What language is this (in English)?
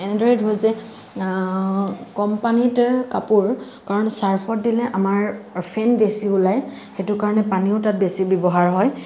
Assamese